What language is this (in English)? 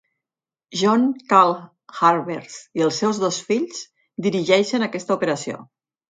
Catalan